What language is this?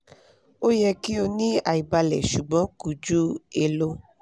Yoruba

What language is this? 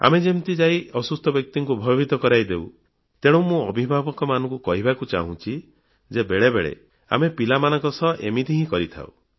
Odia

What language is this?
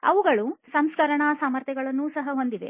Kannada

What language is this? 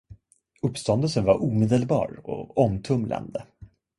Swedish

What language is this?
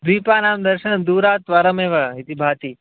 Sanskrit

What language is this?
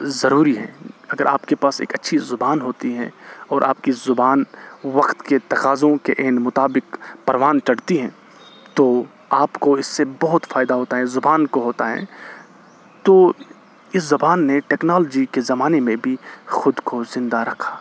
Urdu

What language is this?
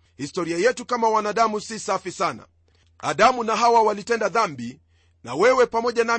Swahili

